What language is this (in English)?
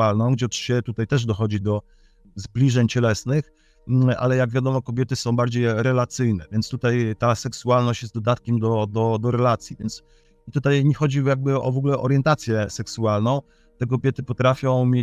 Polish